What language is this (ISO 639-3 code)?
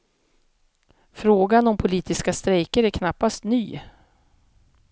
swe